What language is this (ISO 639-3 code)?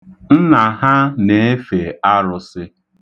ibo